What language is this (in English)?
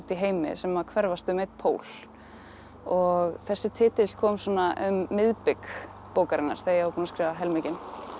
Icelandic